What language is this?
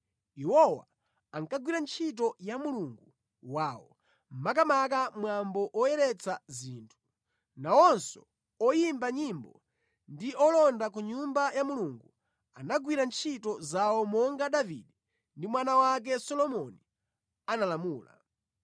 Nyanja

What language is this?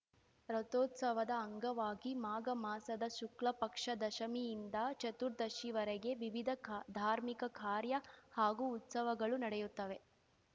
Kannada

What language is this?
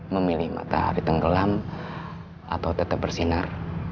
Indonesian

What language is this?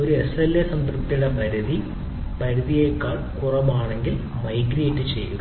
Malayalam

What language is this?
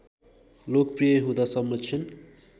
Nepali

